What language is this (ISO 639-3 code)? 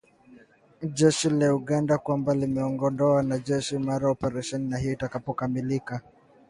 swa